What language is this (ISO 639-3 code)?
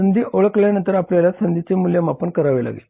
mar